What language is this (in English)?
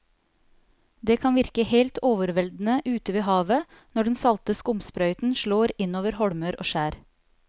Norwegian